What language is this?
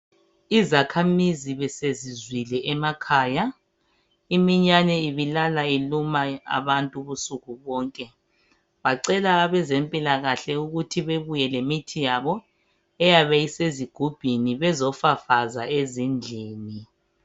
North Ndebele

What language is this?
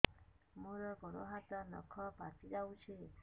Odia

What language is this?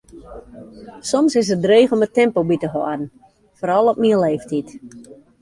Western Frisian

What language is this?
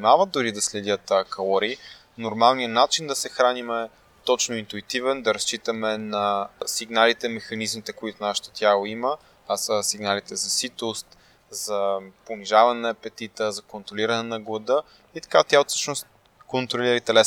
Bulgarian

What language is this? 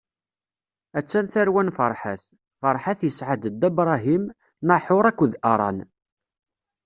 Kabyle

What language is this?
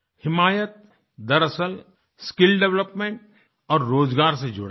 Hindi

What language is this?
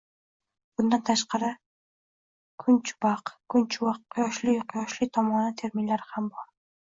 Uzbek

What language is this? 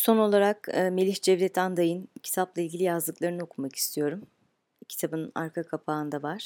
Turkish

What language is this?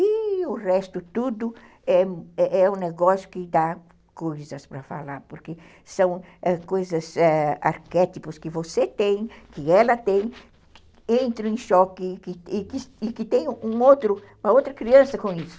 Portuguese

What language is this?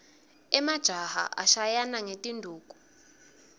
Swati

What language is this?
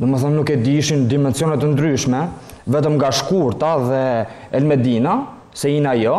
Romanian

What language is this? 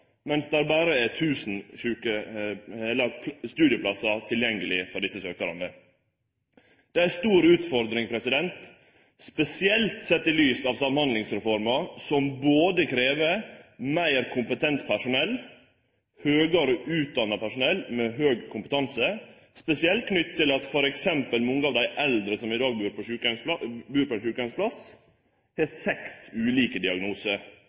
Norwegian Nynorsk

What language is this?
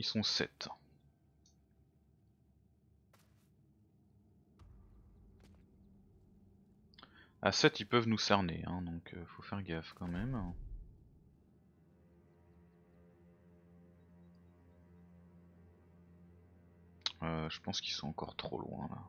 French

